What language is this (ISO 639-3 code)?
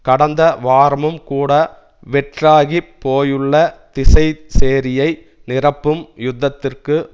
tam